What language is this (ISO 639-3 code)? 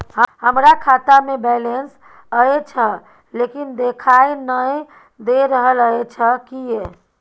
mai